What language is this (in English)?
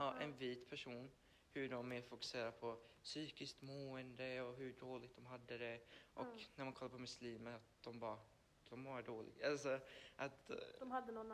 Swedish